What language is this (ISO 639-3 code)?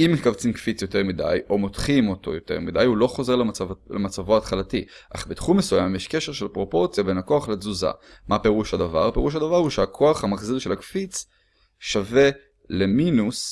heb